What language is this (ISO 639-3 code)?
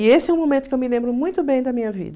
por